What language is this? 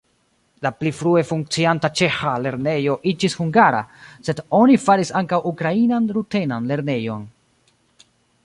Esperanto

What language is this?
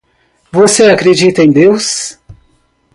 Portuguese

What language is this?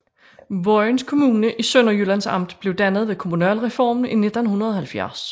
Danish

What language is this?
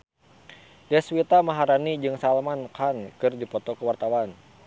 Sundanese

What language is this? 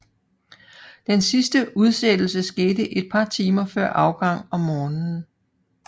Danish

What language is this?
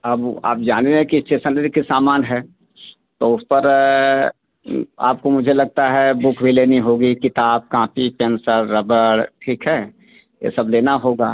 Hindi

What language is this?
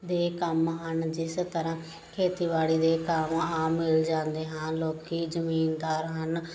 Punjabi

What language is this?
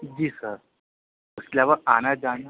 Urdu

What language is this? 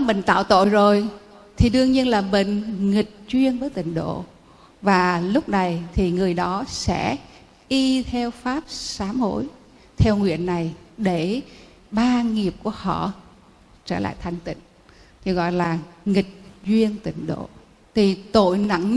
Vietnamese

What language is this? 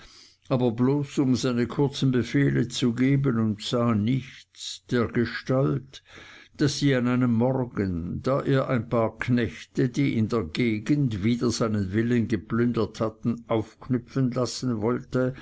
German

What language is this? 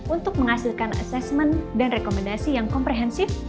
Indonesian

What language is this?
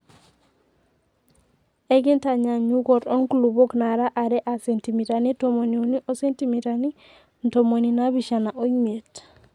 Masai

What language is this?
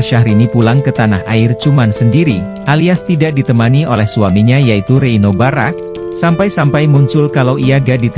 Indonesian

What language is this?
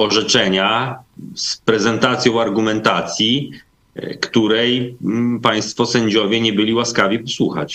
Polish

